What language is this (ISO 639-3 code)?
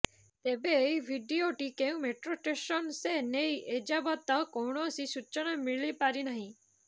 ori